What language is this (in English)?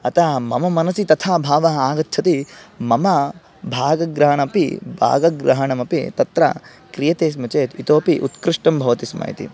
Sanskrit